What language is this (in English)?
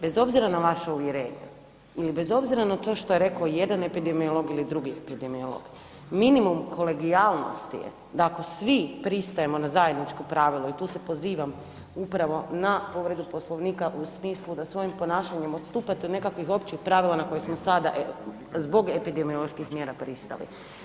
Croatian